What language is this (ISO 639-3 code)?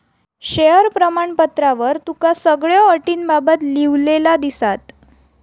mar